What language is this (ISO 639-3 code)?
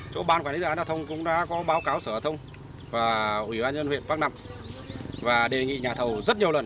vie